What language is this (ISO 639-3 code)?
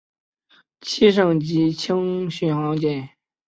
zho